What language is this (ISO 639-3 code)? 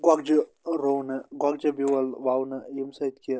kas